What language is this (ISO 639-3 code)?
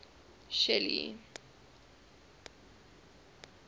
eng